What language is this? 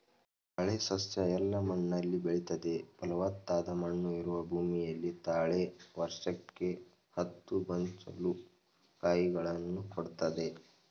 Kannada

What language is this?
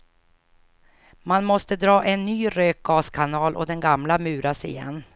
Swedish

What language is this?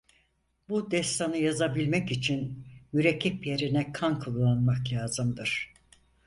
Turkish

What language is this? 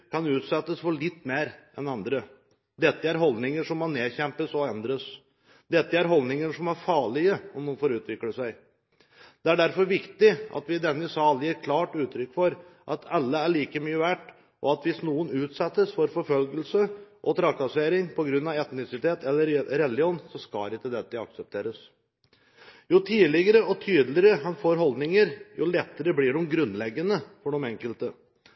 Norwegian Bokmål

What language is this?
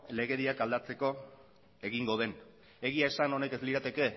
Basque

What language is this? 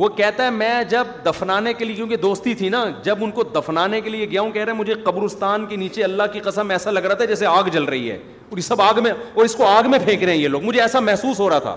Urdu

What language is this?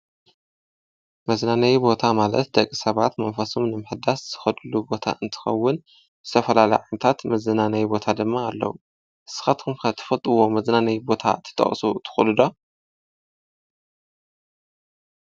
Tigrinya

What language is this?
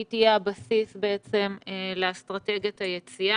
Hebrew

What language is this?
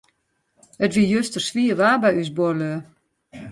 Western Frisian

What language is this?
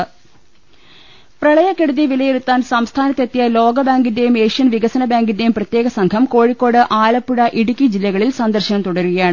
Malayalam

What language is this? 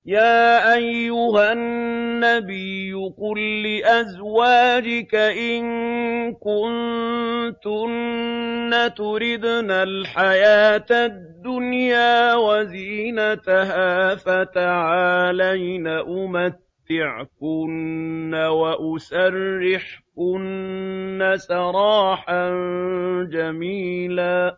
Arabic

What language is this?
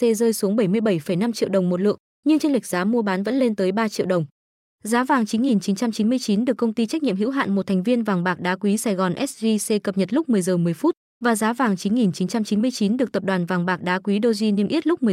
Vietnamese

